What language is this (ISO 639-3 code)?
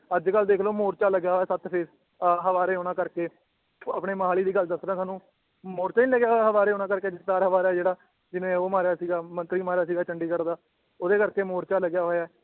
pan